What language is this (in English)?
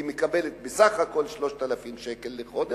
Hebrew